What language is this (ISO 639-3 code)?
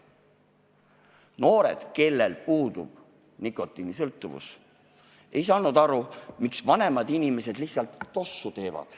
est